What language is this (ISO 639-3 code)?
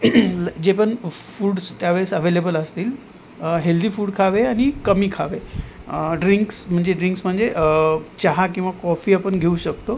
mar